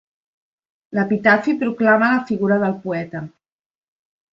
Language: Catalan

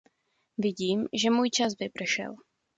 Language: Czech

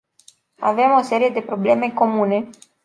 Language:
Romanian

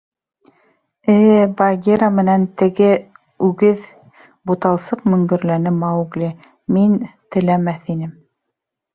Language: Bashkir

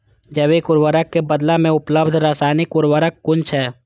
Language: Maithili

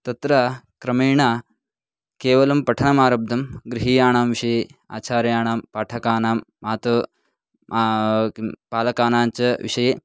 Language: Sanskrit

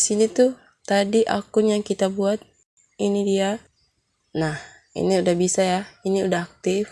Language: Indonesian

